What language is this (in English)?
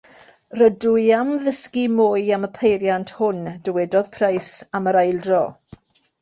Welsh